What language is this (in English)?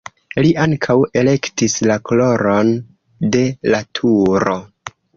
Esperanto